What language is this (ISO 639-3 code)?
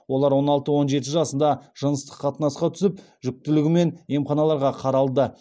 kaz